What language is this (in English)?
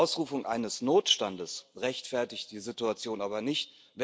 German